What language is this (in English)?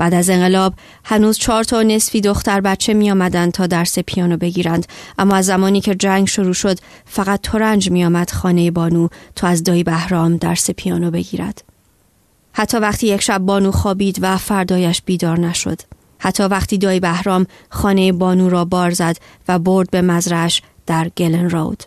Persian